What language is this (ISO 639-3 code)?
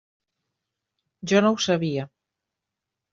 cat